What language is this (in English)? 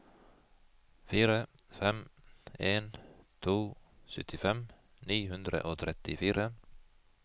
Norwegian